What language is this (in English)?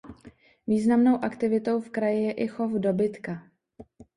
Czech